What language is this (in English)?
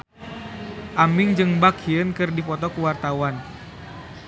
Sundanese